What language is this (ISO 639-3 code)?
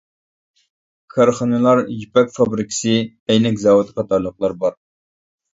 uig